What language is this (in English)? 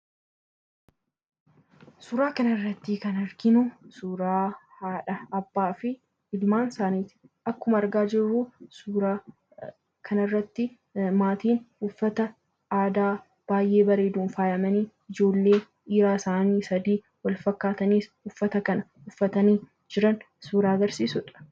Oromo